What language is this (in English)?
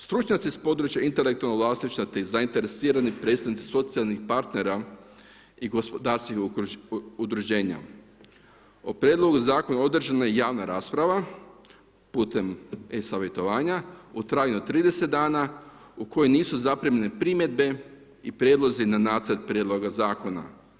Croatian